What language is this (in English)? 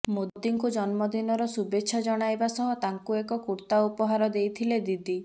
Odia